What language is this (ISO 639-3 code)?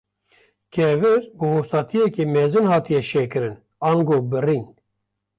kur